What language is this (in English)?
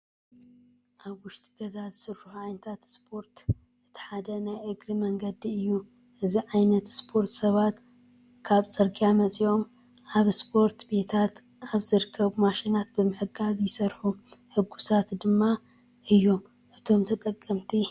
Tigrinya